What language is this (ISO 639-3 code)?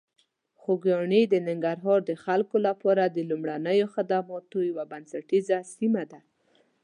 pus